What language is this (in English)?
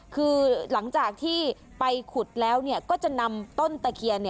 Thai